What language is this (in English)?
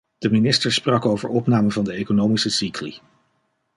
Dutch